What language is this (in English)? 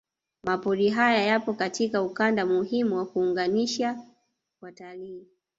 Swahili